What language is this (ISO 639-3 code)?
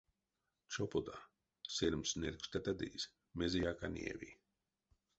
myv